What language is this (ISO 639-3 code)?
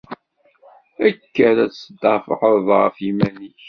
kab